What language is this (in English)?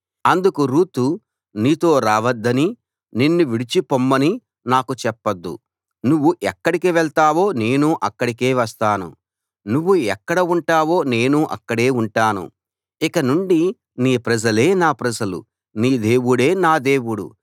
Telugu